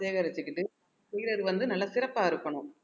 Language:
Tamil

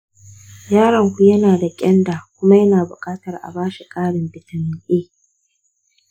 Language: Hausa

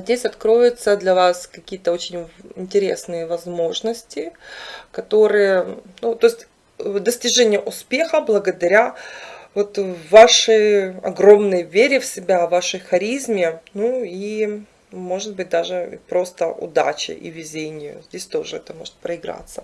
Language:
Russian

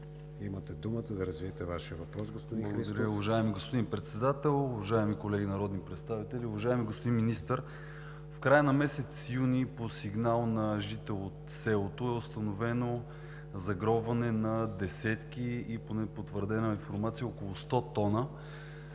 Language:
Bulgarian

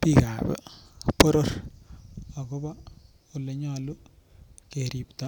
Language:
Kalenjin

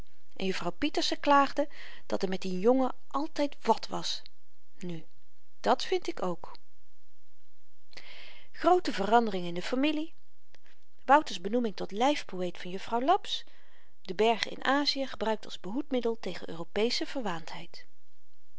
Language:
Dutch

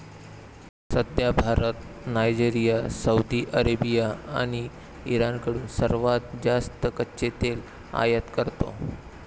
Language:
Marathi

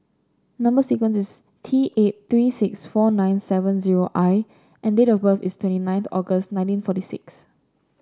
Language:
English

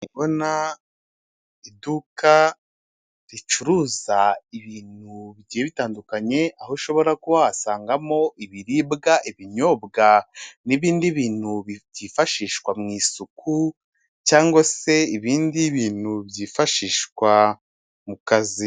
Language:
Kinyarwanda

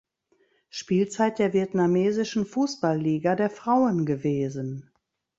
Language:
German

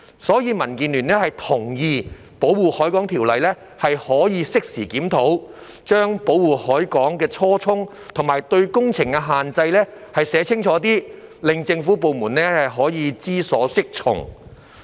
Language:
Cantonese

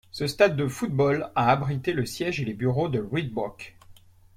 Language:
French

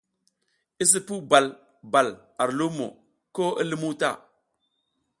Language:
South Giziga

